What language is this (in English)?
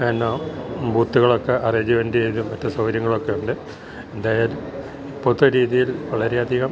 Malayalam